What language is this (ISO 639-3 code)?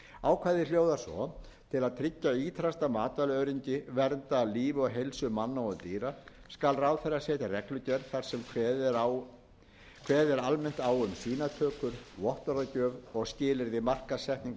isl